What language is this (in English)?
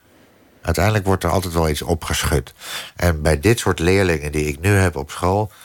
Dutch